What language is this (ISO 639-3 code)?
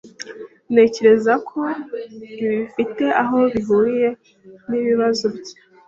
kin